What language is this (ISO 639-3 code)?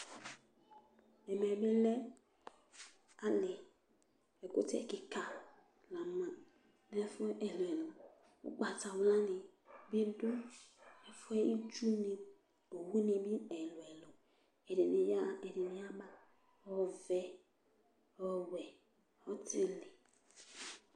kpo